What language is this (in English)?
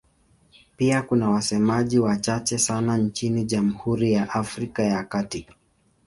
Swahili